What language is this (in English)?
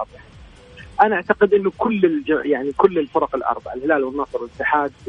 Arabic